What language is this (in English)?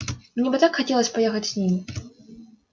Russian